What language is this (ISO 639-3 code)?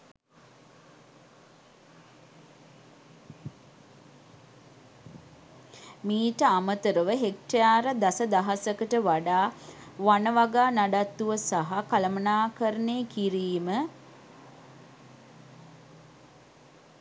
sin